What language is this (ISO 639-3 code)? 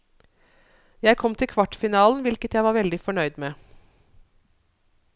nor